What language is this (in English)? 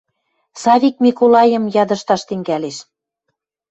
Western Mari